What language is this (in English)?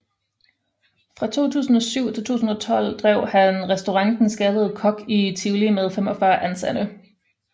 Danish